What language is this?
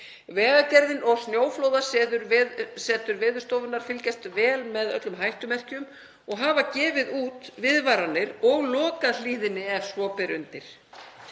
Icelandic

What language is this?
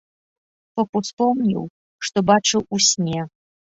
Belarusian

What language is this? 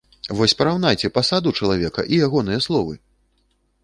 Belarusian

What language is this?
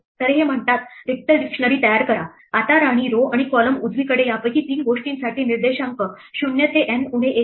Marathi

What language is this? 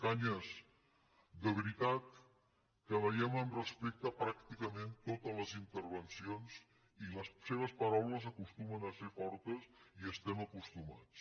Catalan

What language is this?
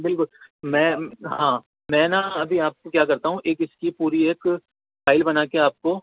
Urdu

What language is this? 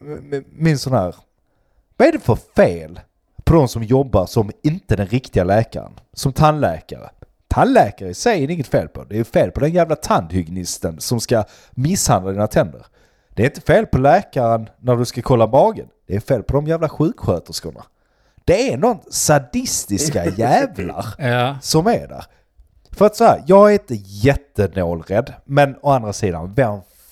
Swedish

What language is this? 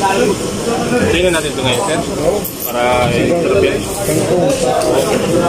Indonesian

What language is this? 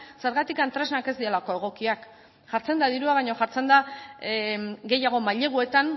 Basque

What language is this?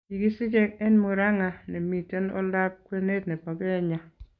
Kalenjin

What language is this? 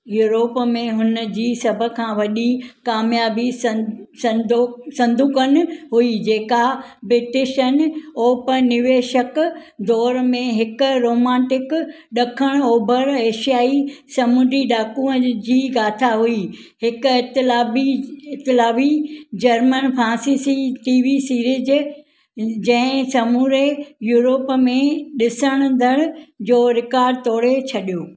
Sindhi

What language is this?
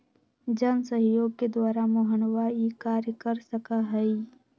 Magahi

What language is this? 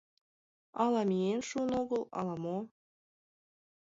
Mari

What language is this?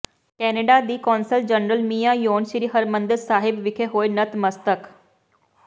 Punjabi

